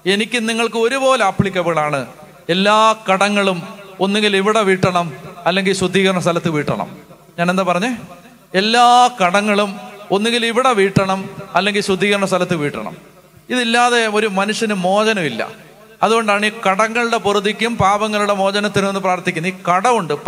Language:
Hindi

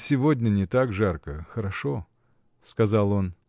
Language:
Russian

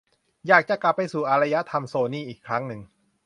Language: Thai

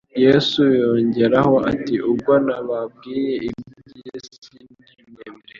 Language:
Kinyarwanda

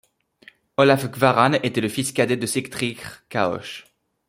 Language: French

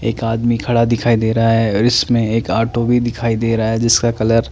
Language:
Hindi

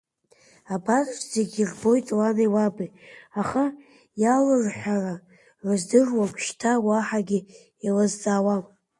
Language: Abkhazian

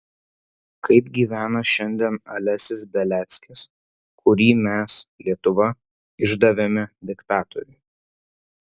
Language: Lithuanian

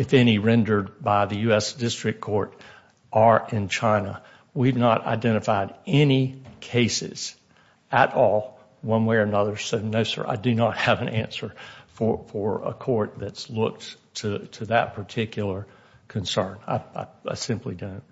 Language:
English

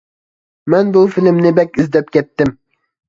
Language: Uyghur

